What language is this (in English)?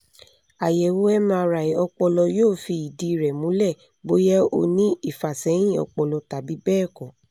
Yoruba